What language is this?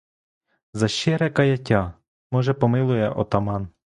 Ukrainian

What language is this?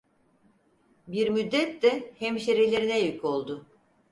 Turkish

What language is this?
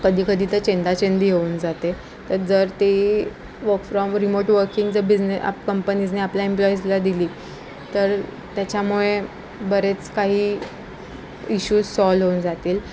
Marathi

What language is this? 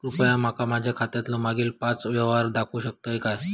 Marathi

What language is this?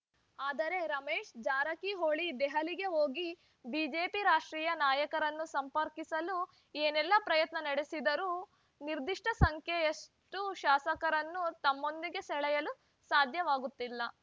Kannada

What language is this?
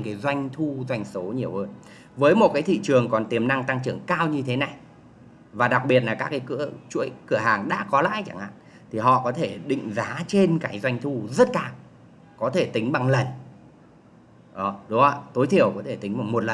Vietnamese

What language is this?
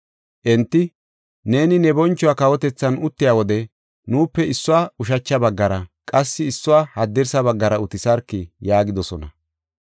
Gofa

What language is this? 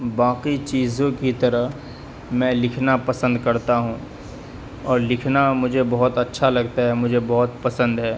Urdu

